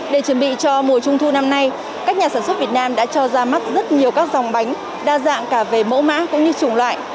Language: Vietnamese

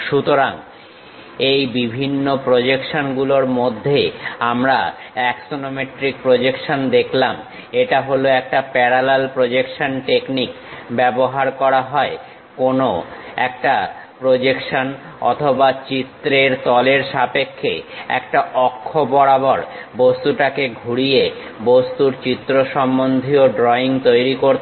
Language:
Bangla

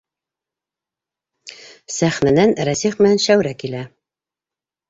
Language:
Bashkir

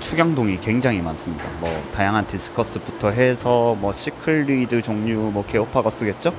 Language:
Korean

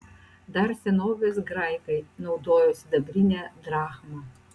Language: Lithuanian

